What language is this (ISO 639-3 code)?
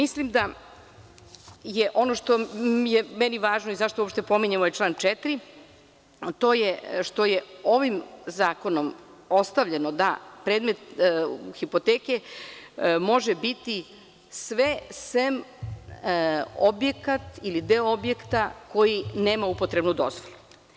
srp